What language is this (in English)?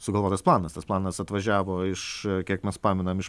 Lithuanian